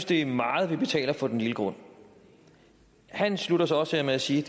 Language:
Danish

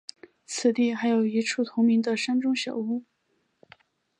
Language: Chinese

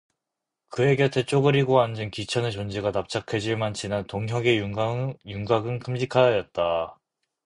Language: Korean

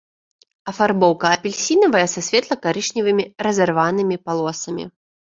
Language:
Belarusian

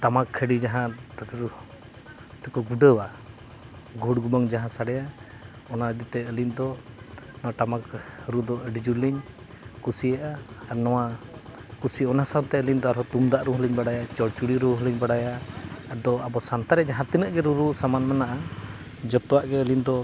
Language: Santali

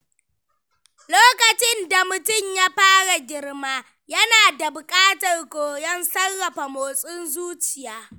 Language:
Hausa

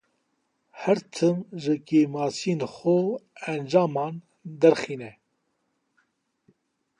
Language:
Kurdish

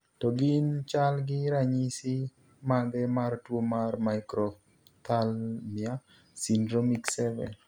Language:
Luo (Kenya and Tanzania)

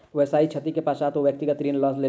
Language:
Maithili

